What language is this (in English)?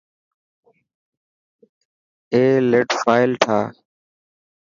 Dhatki